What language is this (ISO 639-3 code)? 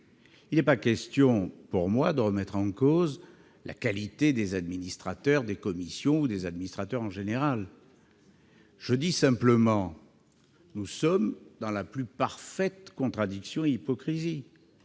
fra